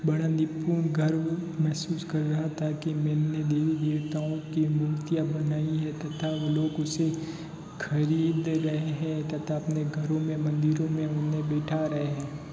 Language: Hindi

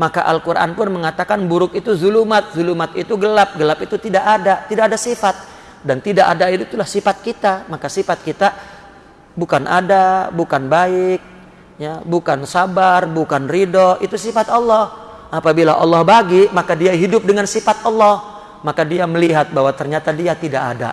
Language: Indonesian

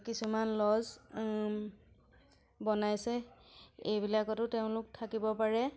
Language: Assamese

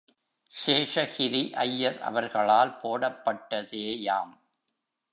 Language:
Tamil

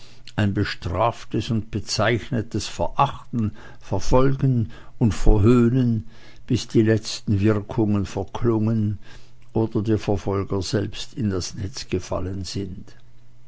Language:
German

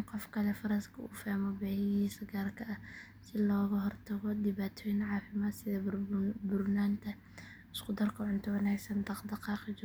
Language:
Somali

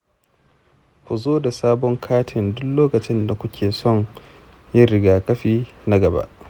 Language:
Hausa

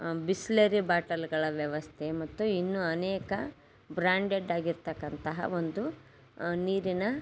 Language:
Kannada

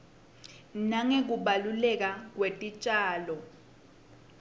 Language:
Swati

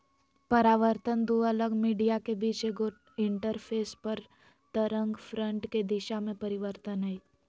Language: Magahi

